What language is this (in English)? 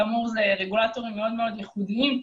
Hebrew